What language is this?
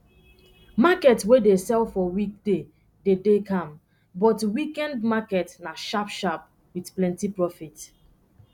Nigerian Pidgin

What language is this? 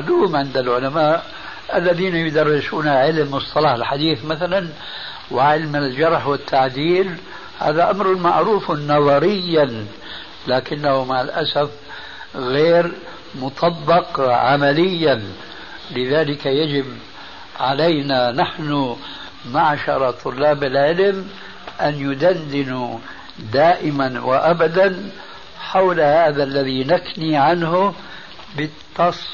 Arabic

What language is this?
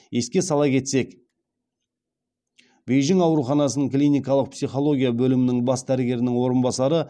Kazakh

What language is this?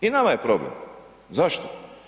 Croatian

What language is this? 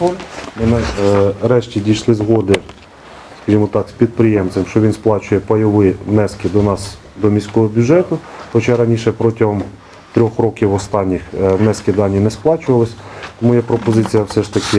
Ukrainian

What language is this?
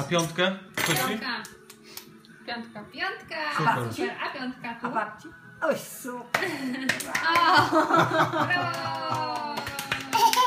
Polish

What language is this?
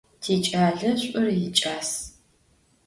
Adyghe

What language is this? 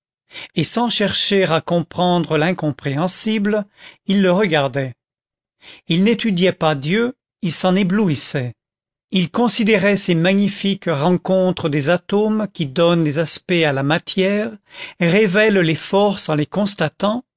French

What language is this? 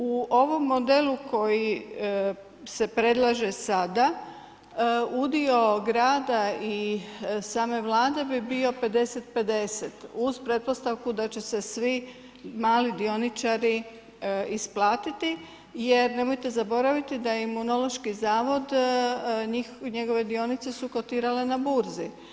Croatian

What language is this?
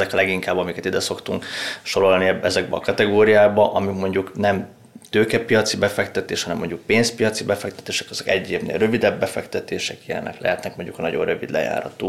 Hungarian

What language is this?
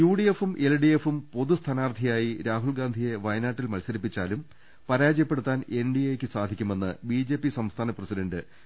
Malayalam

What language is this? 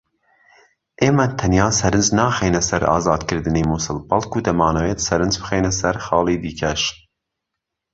Central Kurdish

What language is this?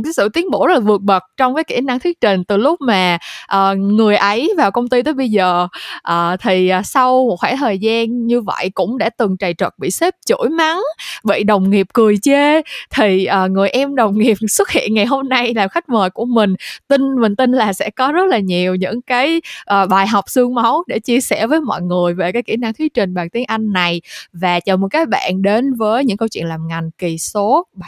Vietnamese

